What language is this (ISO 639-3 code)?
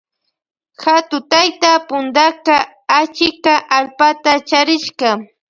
qvj